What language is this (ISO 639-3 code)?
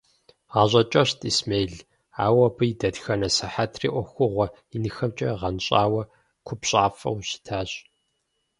kbd